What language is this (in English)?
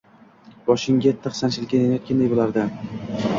Uzbek